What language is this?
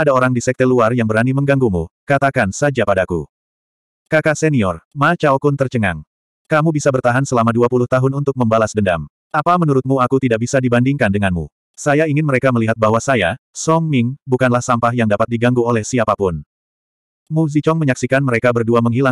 Indonesian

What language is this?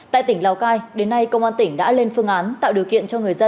Vietnamese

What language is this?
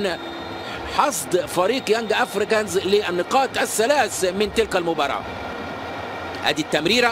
Arabic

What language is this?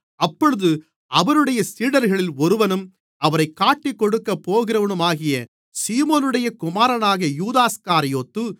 Tamil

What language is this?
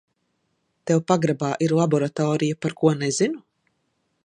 Latvian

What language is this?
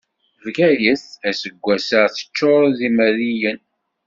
Kabyle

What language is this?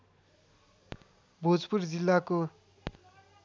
Nepali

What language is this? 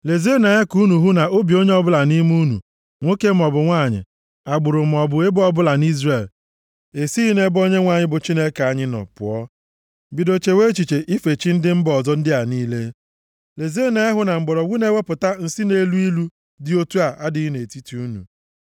Igbo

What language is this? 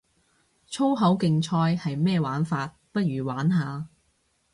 Cantonese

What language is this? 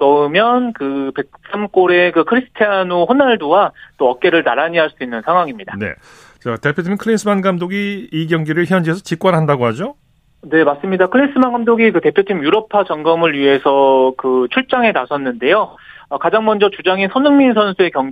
Korean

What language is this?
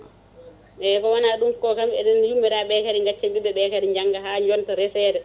Fula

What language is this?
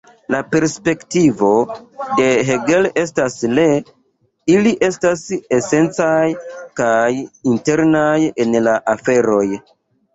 Esperanto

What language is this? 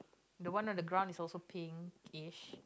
English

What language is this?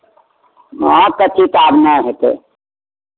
Maithili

